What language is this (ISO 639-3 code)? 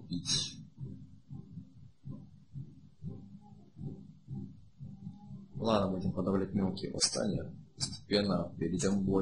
rus